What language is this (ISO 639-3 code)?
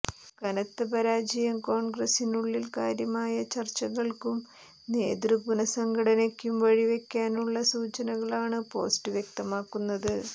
mal